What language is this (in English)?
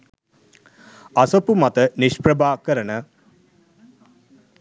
Sinhala